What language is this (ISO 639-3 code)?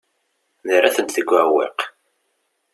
kab